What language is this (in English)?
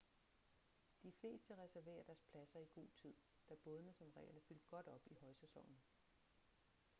Danish